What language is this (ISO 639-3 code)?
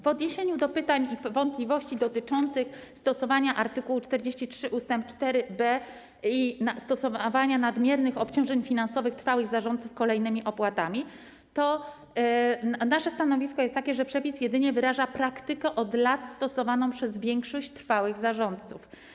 pol